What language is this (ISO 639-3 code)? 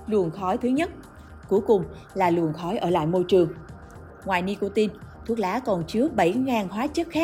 vie